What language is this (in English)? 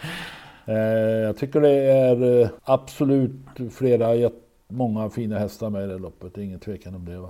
Swedish